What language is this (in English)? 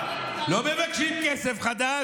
Hebrew